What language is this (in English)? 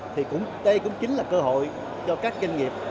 Vietnamese